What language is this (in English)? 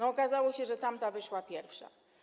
Polish